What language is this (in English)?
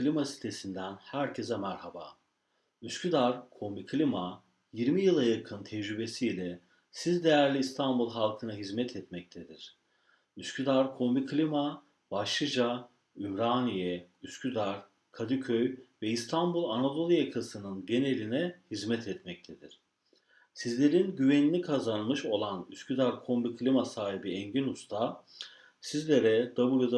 Turkish